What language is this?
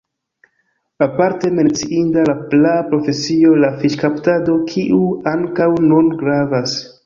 Esperanto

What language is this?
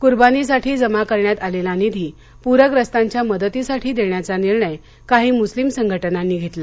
Marathi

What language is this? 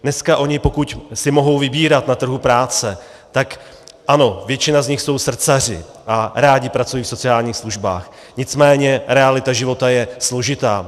Czech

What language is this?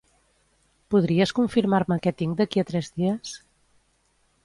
Catalan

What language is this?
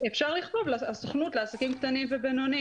Hebrew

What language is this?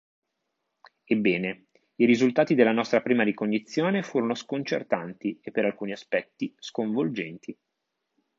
Italian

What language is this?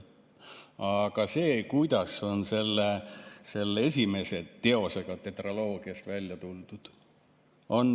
Estonian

